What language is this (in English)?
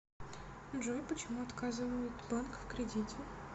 Russian